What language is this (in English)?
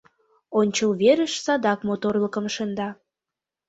Mari